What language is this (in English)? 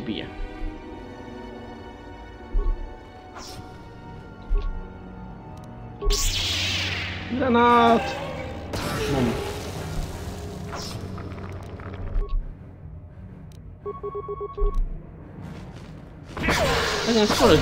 Polish